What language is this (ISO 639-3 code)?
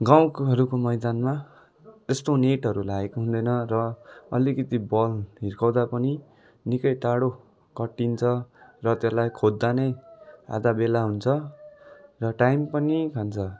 nep